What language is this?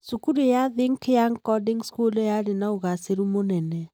Kikuyu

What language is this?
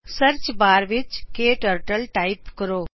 Punjabi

